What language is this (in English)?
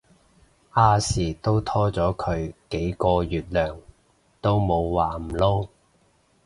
Cantonese